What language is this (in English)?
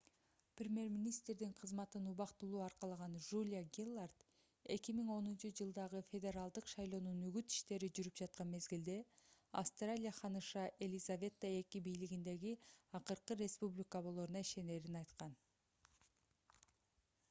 Kyrgyz